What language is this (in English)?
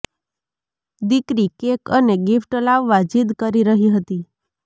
Gujarati